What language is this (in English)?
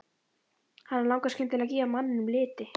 Icelandic